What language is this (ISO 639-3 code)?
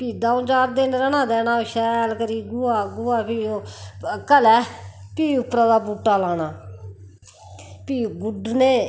doi